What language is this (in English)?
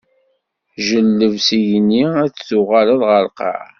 Kabyle